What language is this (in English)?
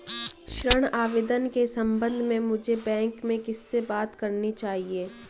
Hindi